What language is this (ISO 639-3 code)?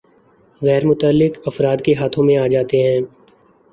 urd